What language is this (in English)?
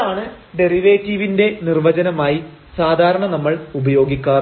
Malayalam